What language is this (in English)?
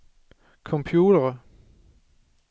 Danish